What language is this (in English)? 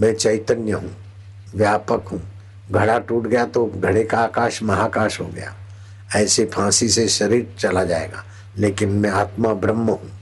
Hindi